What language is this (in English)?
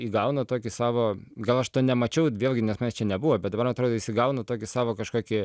Lithuanian